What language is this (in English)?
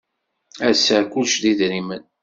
Kabyle